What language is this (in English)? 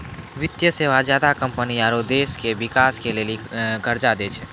Maithili